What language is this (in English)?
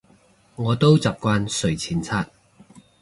Cantonese